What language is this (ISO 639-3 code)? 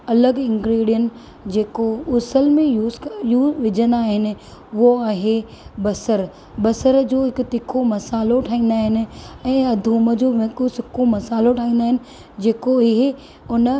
snd